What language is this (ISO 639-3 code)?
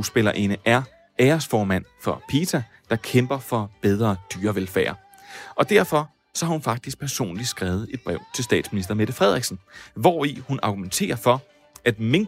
dan